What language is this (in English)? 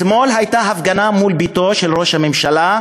Hebrew